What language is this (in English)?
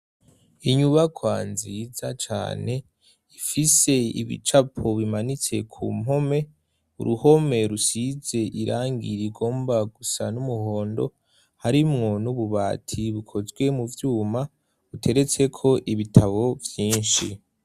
Rundi